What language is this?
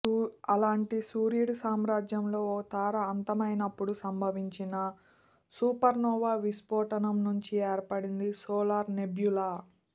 Telugu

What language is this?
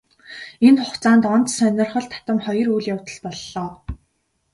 Mongolian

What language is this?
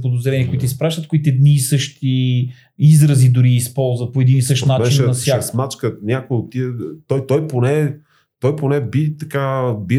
Bulgarian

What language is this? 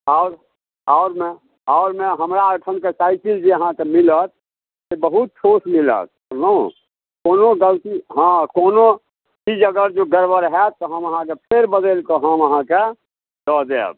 Maithili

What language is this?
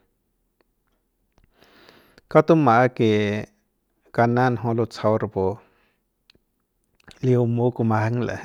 Central Pame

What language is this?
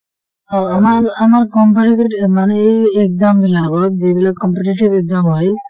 Assamese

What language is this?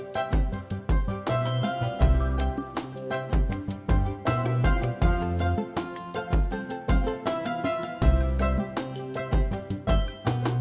Indonesian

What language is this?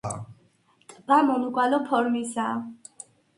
Georgian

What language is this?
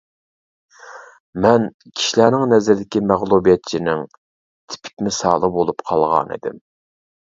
Uyghur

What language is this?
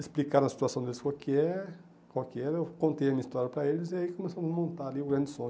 Portuguese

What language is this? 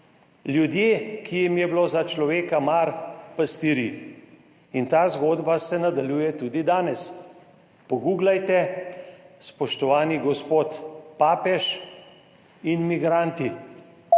Slovenian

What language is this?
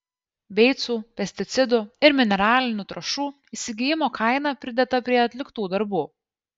Lithuanian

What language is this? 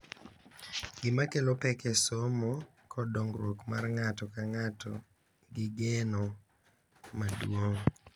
Luo (Kenya and Tanzania)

